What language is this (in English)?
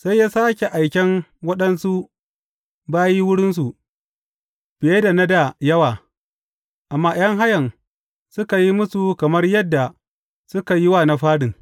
Hausa